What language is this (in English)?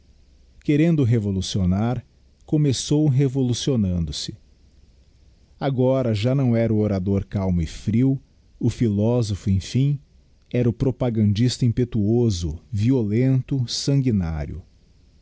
Portuguese